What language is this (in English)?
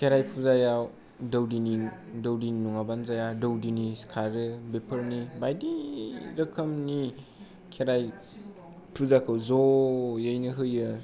Bodo